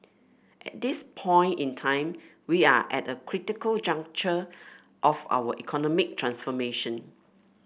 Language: English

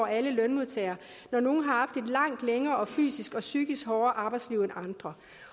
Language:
Danish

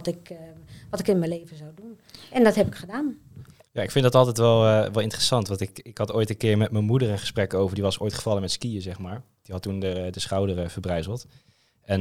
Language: Dutch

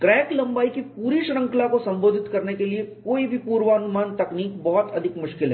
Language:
Hindi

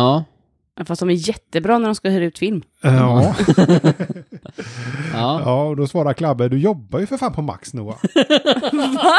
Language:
Swedish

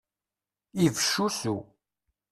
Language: Kabyle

